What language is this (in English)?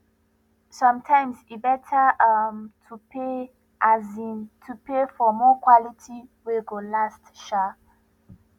Nigerian Pidgin